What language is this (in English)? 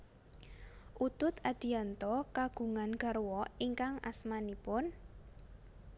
Javanese